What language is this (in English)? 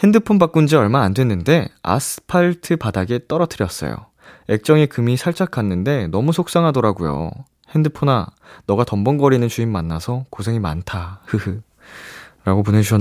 Korean